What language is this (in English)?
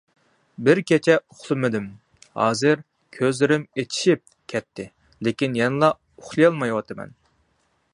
Uyghur